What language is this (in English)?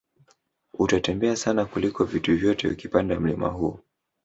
Swahili